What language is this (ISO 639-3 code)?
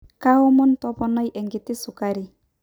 mas